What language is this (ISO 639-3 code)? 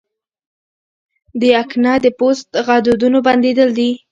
pus